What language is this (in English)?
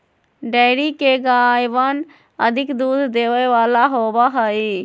Magahi